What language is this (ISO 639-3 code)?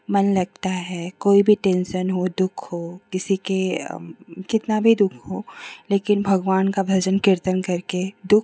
hin